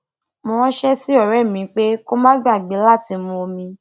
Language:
Yoruba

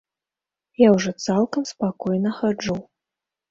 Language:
Belarusian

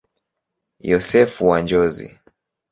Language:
Swahili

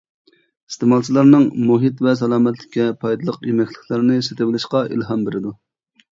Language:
Uyghur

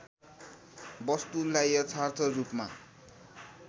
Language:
Nepali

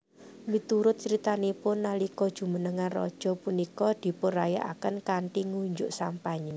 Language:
Javanese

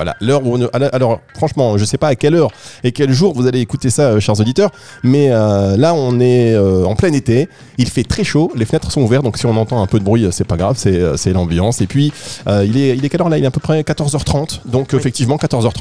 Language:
French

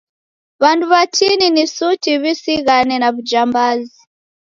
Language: Taita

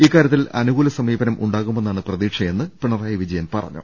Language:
Malayalam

